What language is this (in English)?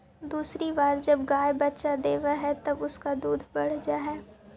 Magahi